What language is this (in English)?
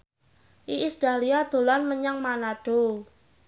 Javanese